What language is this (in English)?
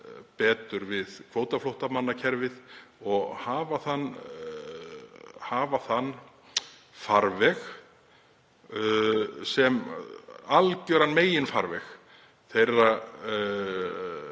Icelandic